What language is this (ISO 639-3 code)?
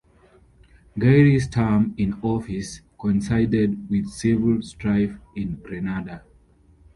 eng